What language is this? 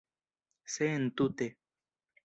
Esperanto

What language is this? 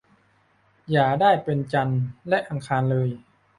Thai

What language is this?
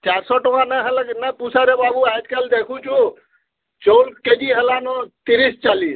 Odia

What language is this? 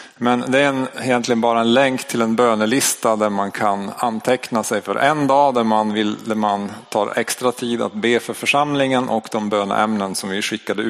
Swedish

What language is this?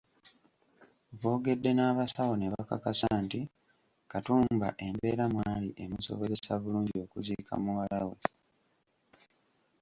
Ganda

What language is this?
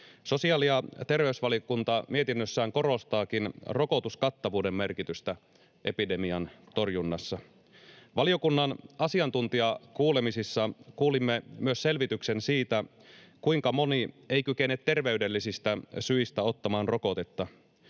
Finnish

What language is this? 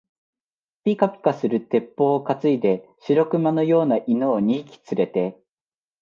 Japanese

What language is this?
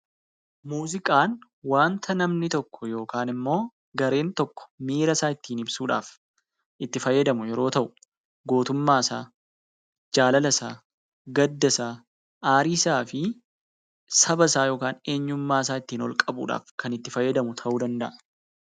Oromo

